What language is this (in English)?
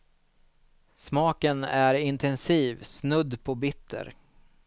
Swedish